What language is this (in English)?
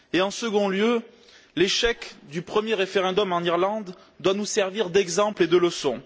French